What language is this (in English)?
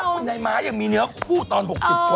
Thai